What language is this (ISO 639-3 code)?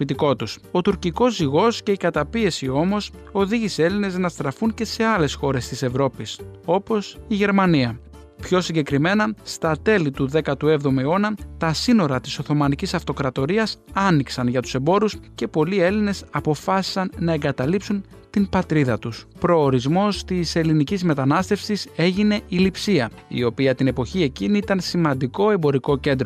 ell